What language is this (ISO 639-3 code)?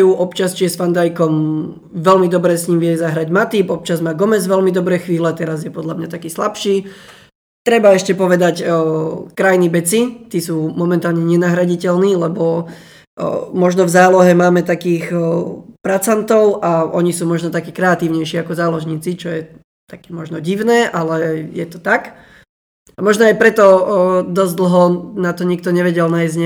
slk